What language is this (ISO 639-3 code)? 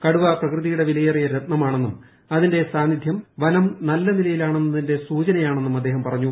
mal